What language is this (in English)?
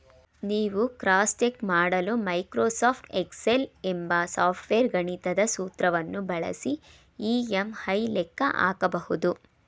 Kannada